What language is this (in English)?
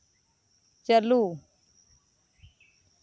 Santali